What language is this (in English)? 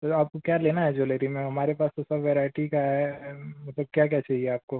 Hindi